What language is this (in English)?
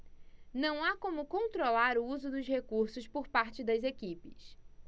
Portuguese